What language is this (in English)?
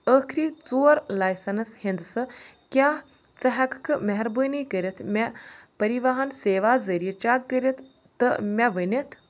Kashmiri